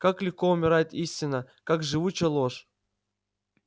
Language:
Russian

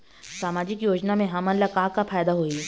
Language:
Chhattisgarhi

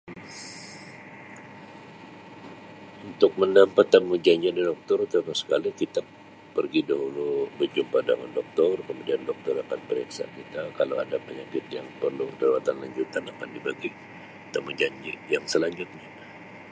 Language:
Sabah Malay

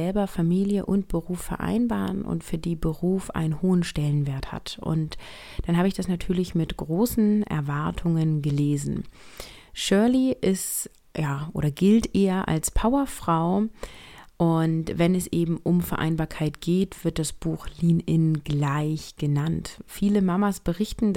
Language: German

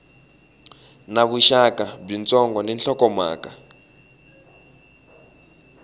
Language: Tsonga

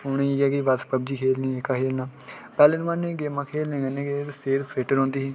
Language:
Dogri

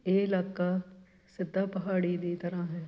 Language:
Punjabi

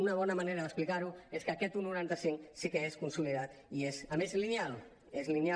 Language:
Catalan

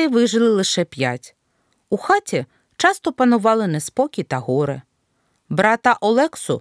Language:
Ukrainian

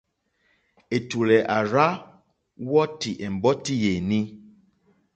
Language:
Mokpwe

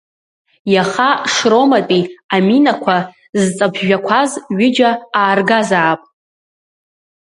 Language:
Abkhazian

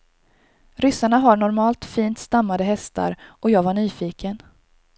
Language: Swedish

